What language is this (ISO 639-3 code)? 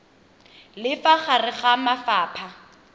tsn